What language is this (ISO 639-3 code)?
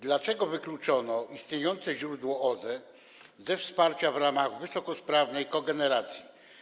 pol